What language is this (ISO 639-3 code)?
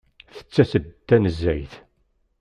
kab